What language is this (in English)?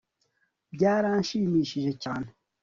Kinyarwanda